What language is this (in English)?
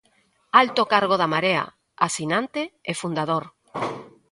Galician